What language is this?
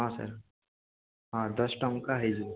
Odia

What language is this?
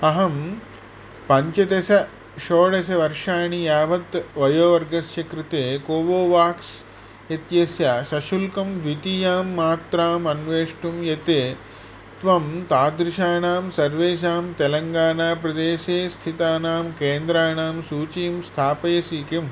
Sanskrit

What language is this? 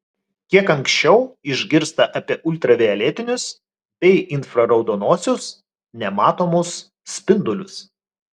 Lithuanian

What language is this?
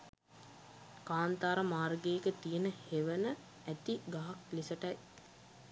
Sinhala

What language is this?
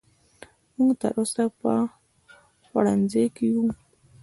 Pashto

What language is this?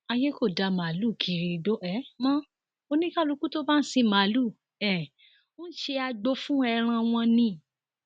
Yoruba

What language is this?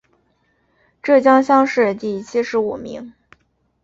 Chinese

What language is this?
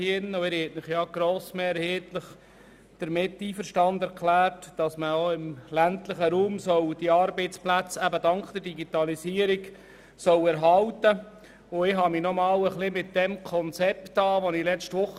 Swiss German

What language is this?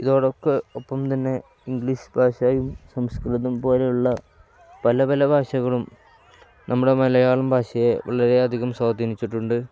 Malayalam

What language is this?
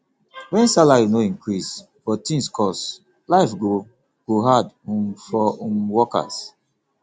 Nigerian Pidgin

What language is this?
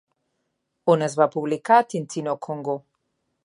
Catalan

